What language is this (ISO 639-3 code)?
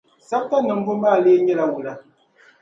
dag